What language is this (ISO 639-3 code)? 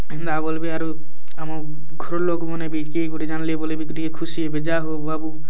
ori